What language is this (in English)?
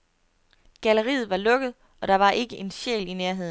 Danish